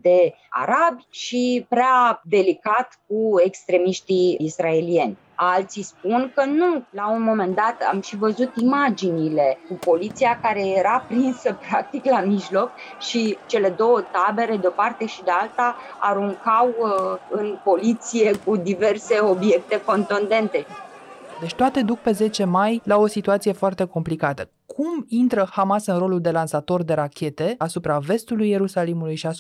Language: Romanian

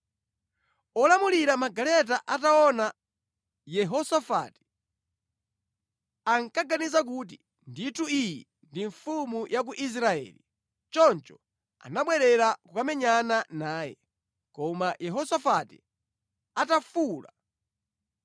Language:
Nyanja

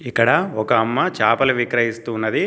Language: Telugu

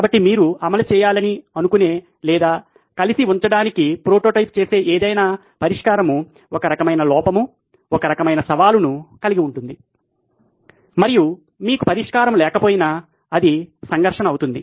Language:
Telugu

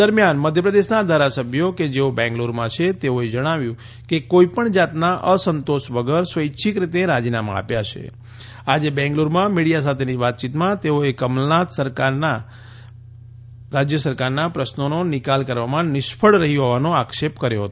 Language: Gujarati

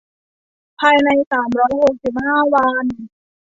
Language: Thai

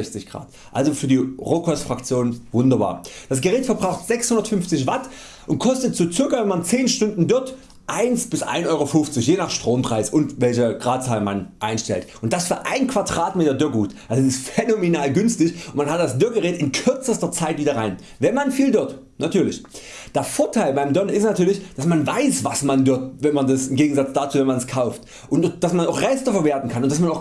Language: German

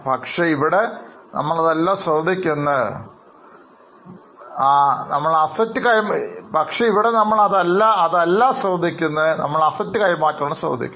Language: Malayalam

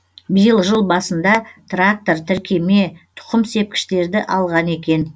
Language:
Kazakh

